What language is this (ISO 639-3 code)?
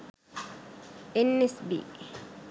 sin